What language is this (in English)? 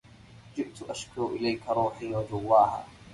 Arabic